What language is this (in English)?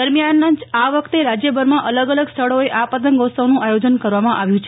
Gujarati